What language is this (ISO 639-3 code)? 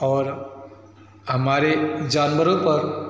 hin